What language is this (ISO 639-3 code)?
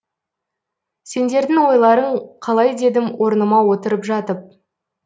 kaz